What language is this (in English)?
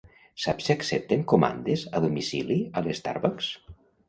Catalan